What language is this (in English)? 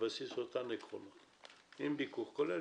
Hebrew